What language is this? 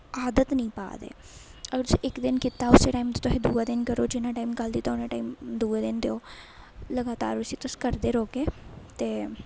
Dogri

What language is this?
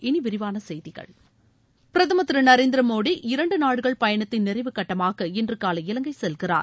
Tamil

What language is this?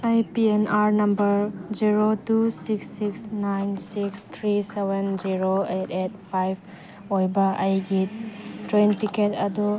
Manipuri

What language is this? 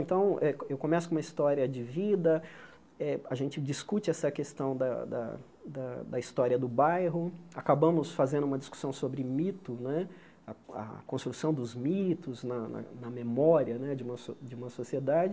Portuguese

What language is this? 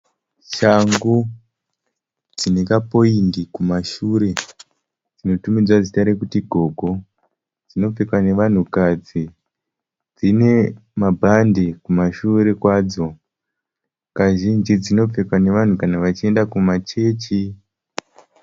Shona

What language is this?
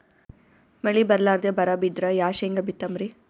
Kannada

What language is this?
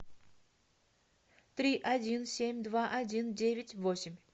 Russian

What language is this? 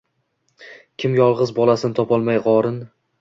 Uzbek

